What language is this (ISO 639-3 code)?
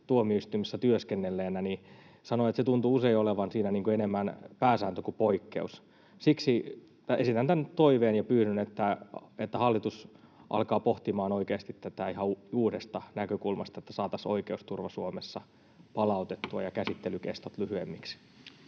fin